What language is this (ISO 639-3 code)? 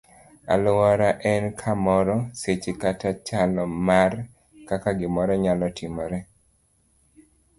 luo